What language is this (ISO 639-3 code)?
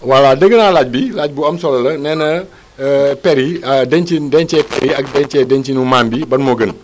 wol